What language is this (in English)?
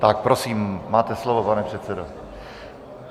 Czech